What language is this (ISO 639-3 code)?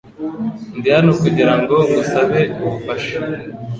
kin